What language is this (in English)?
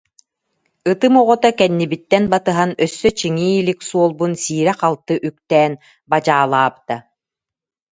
Yakut